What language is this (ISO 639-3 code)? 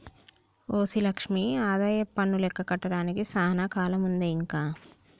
tel